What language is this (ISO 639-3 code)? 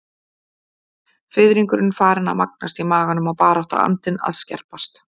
isl